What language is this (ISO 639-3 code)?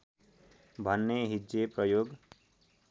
nep